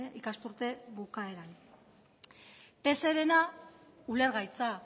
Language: Basque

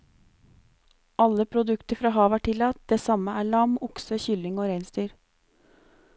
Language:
Norwegian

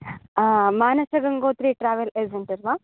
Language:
Sanskrit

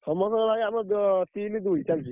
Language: Odia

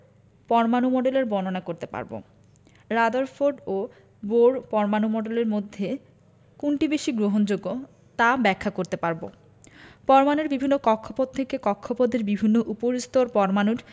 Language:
Bangla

